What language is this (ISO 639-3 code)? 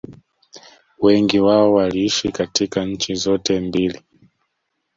swa